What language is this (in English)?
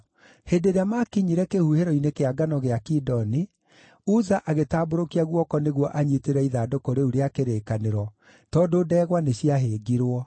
Kikuyu